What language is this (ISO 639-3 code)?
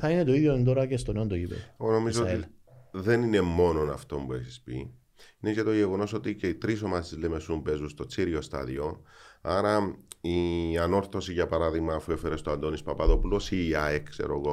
ell